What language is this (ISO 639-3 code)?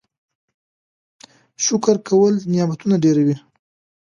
pus